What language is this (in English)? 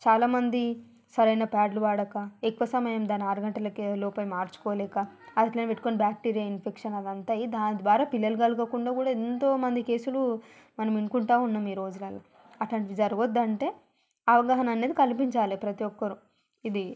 Telugu